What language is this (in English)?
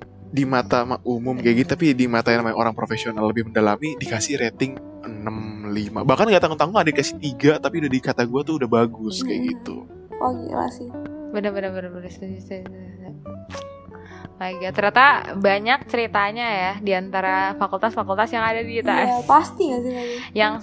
Indonesian